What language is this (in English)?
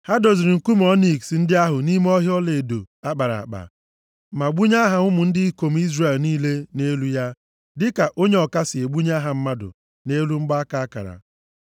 Igbo